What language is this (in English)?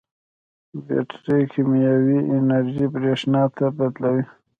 Pashto